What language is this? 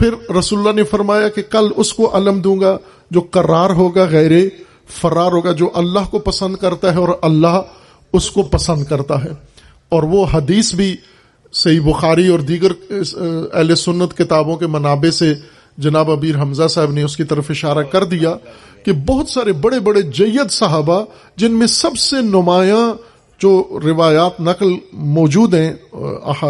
Urdu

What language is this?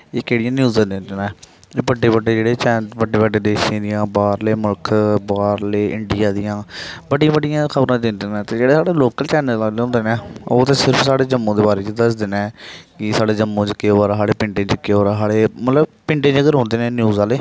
Dogri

